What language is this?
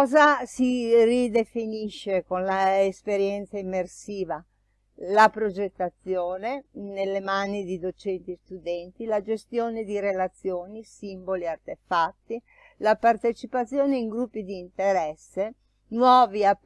Italian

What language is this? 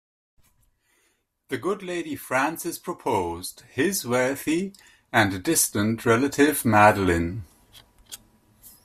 English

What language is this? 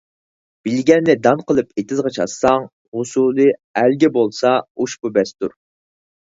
Uyghur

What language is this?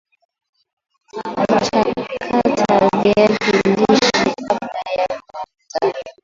Swahili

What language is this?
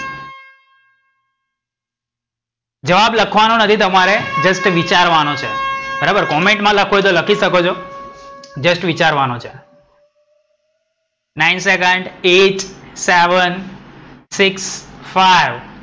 Gujarati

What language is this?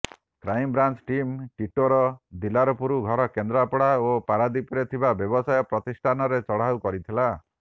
Odia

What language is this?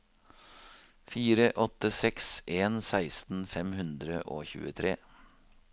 Norwegian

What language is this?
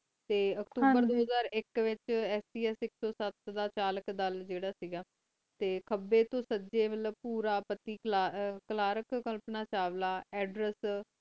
Punjabi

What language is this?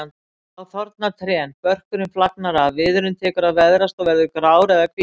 Icelandic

